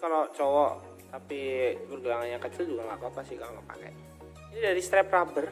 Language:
Indonesian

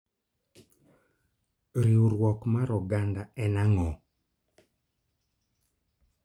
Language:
Luo (Kenya and Tanzania)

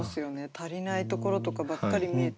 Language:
Japanese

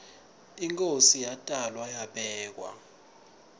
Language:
Swati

